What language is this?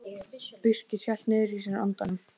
Icelandic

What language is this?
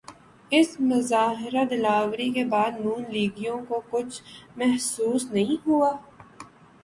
Urdu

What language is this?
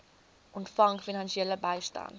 Afrikaans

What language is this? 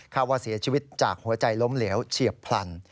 Thai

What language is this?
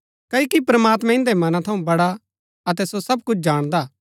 Gaddi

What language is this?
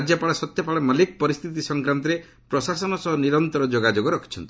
Odia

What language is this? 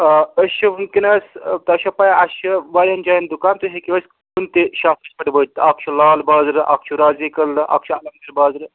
Kashmiri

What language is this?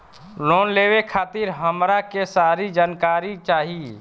Bhojpuri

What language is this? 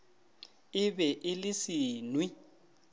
Northern Sotho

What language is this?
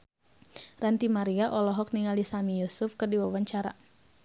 Sundanese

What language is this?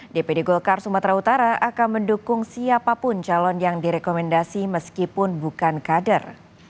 Indonesian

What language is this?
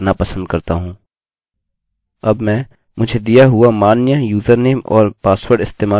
Hindi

